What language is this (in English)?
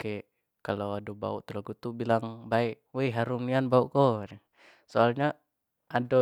Jambi Malay